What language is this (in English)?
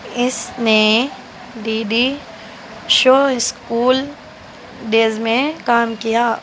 Urdu